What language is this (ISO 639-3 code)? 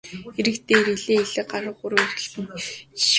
mon